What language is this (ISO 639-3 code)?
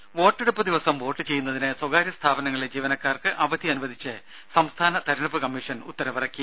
mal